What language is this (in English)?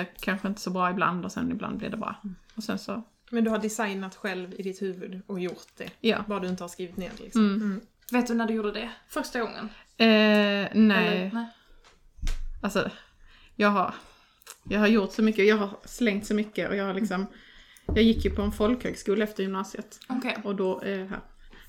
Swedish